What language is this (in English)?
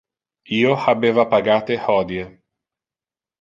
Interlingua